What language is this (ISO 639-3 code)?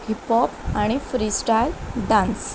kok